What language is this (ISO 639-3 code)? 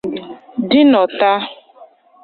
ibo